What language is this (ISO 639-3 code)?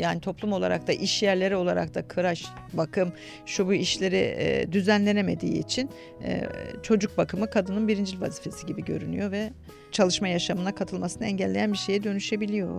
tur